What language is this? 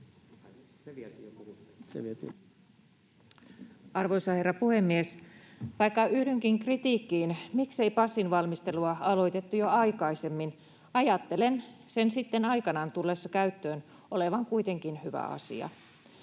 Finnish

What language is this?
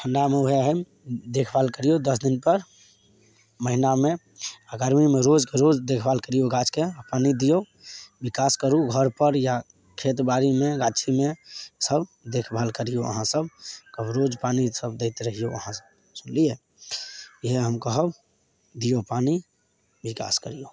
Maithili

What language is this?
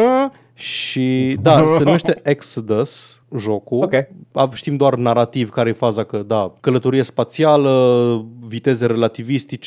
Romanian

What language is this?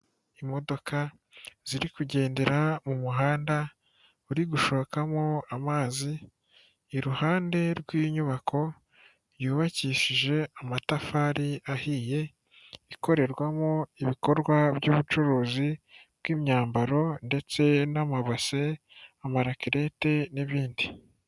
Kinyarwanda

